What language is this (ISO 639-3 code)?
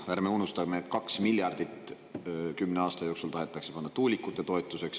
est